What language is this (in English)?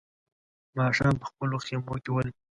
Pashto